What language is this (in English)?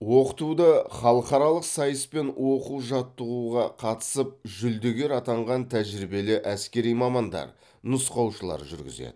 Kazakh